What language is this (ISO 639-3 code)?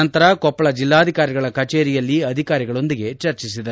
kan